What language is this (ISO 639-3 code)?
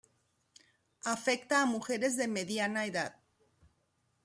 spa